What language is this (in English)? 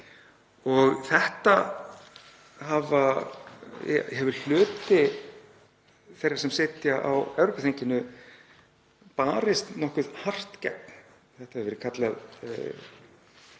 Icelandic